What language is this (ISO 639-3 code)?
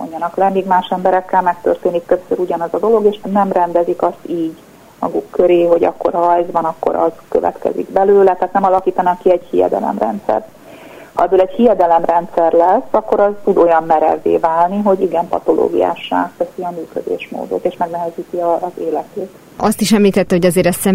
hun